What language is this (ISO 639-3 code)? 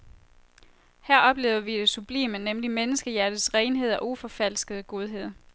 dan